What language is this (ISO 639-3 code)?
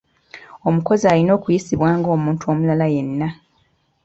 lug